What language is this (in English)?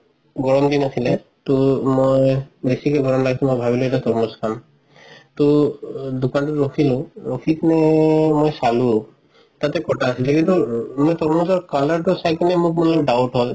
Assamese